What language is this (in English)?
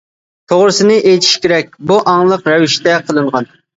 Uyghur